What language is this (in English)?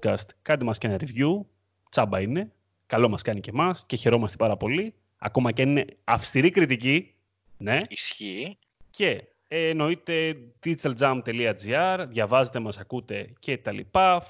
Greek